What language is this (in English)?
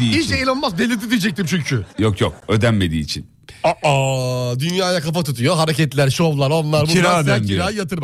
Turkish